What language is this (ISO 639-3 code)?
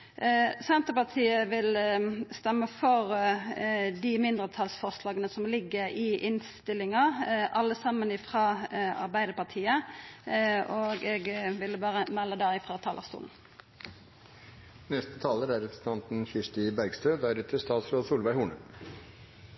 nno